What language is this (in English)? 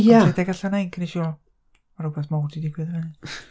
Welsh